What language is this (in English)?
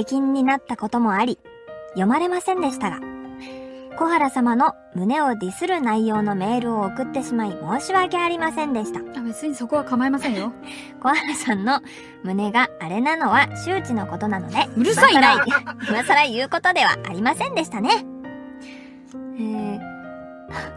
Japanese